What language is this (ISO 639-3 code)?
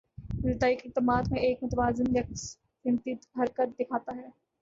urd